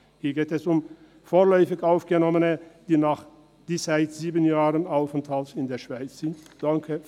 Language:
Swiss German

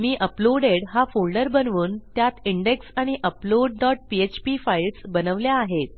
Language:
Marathi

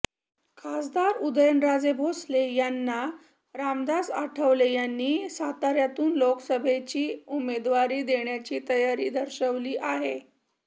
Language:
Marathi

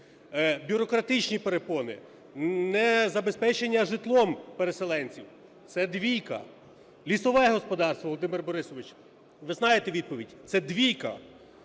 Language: Ukrainian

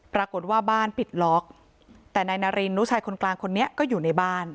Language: Thai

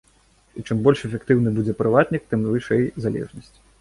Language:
Belarusian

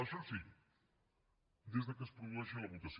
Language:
Catalan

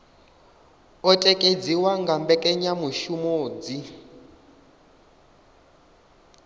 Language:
Venda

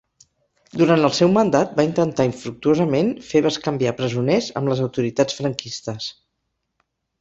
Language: Catalan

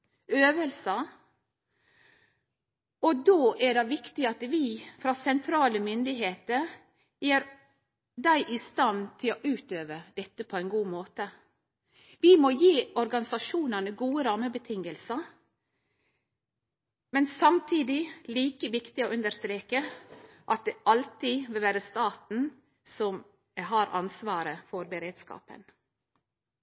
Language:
Norwegian Nynorsk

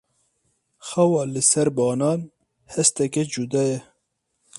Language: Kurdish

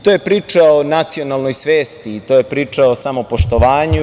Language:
Serbian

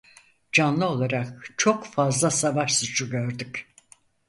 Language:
Turkish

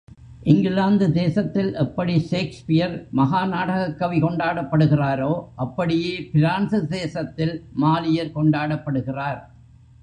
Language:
Tamil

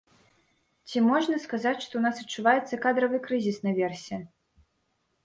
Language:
Belarusian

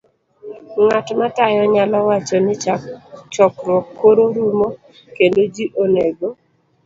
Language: Luo (Kenya and Tanzania)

